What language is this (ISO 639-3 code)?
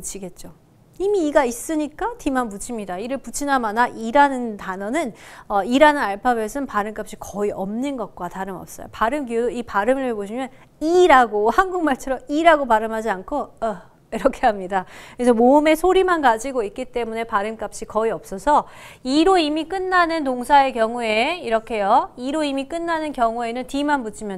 kor